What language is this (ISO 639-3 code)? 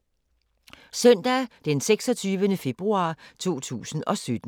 dan